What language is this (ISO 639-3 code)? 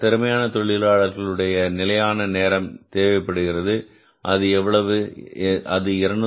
tam